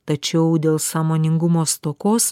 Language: Lithuanian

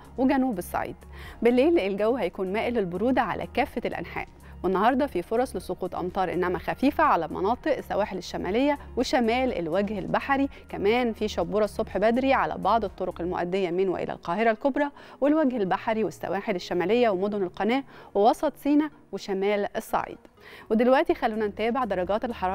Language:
Arabic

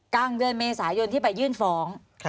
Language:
Thai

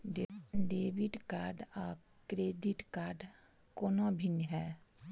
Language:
Maithili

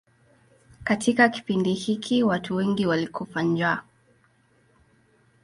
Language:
Swahili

